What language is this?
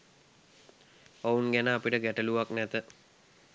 Sinhala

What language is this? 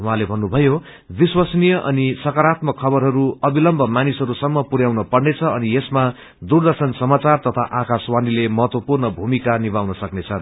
Nepali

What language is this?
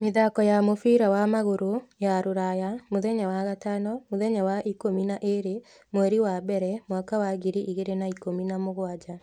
Kikuyu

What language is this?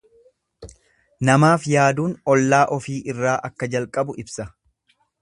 Oromo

